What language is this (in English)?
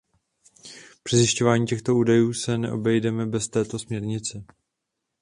Czech